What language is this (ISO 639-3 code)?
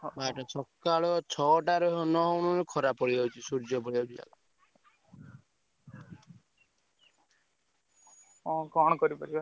ori